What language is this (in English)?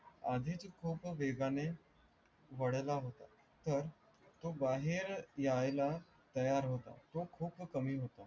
Marathi